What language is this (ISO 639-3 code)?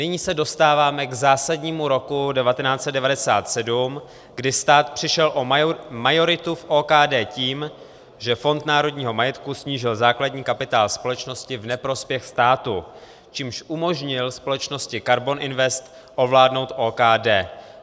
ces